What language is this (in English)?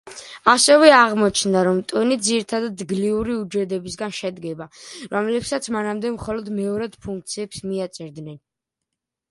Georgian